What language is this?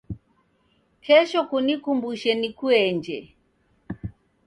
Taita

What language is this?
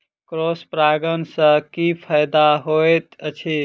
Maithili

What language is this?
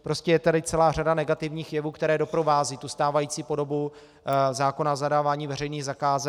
Czech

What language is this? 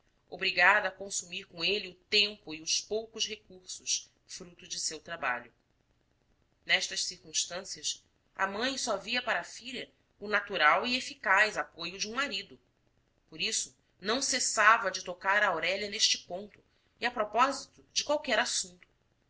Portuguese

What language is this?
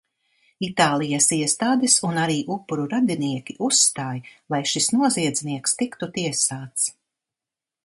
Latvian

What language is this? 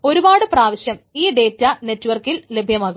Malayalam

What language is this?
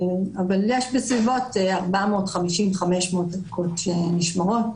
Hebrew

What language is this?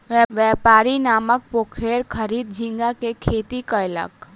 Maithili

